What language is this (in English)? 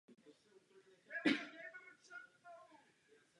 Czech